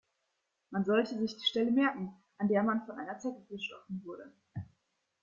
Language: German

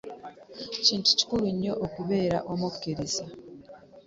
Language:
Ganda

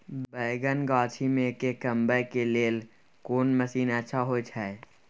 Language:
Maithili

